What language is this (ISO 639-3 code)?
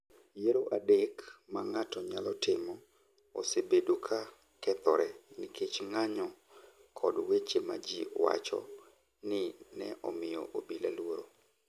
luo